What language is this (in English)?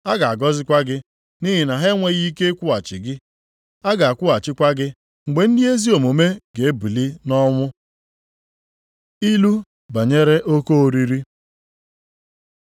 Igbo